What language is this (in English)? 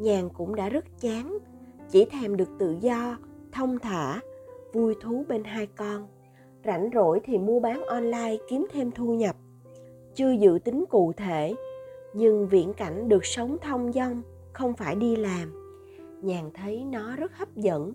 Vietnamese